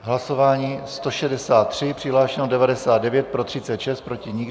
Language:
Czech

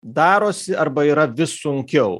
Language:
Lithuanian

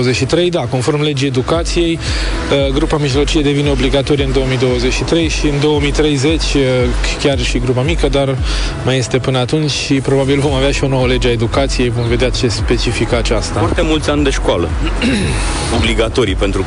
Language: Romanian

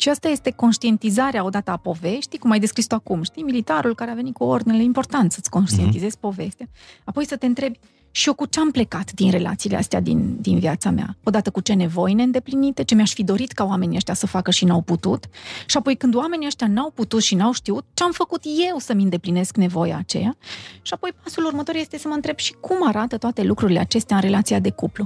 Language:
Romanian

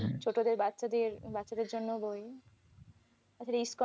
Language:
Bangla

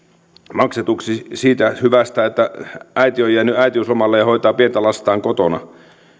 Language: Finnish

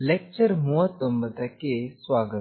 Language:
Kannada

